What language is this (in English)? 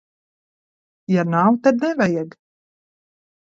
Latvian